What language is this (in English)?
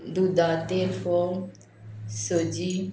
Konkani